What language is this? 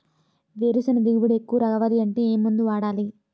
Telugu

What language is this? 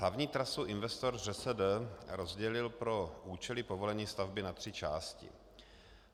Czech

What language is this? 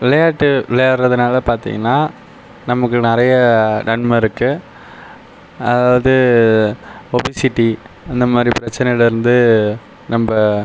Tamil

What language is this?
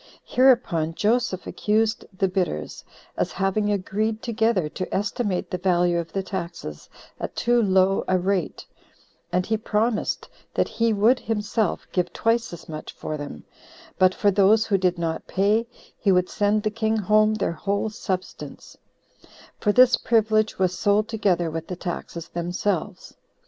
English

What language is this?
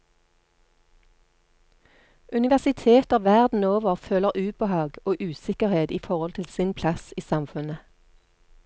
Norwegian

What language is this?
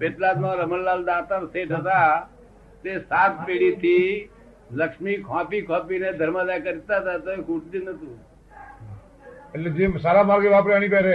Gujarati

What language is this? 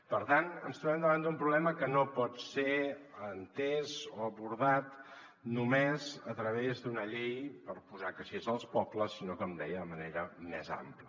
Catalan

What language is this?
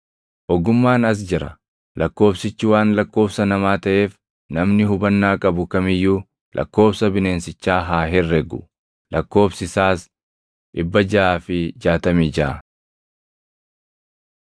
Oromo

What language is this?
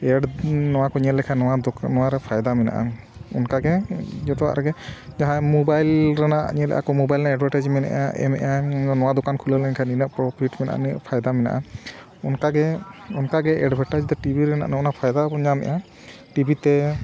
Santali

